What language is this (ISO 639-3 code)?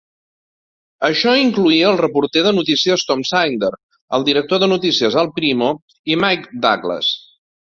cat